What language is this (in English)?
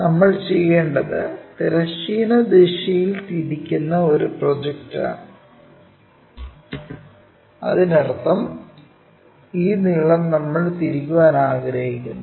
Malayalam